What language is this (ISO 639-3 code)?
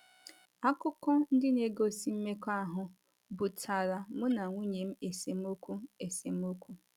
ibo